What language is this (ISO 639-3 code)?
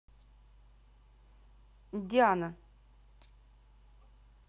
rus